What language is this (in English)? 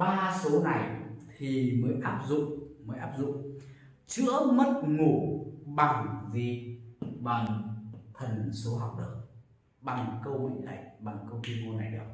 Vietnamese